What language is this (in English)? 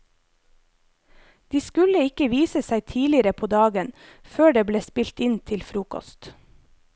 Norwegian